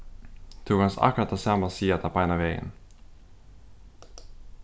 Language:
Faroese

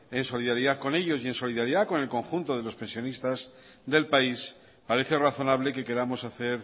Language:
Spanish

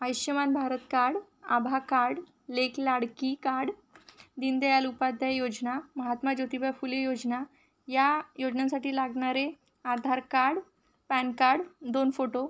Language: Marathi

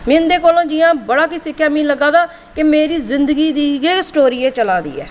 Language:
Dogri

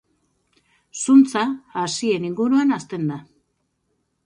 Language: Basque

